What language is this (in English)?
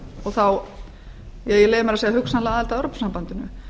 Icelandic